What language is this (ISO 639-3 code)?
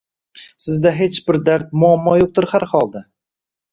uzb